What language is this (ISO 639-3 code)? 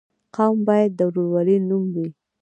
pus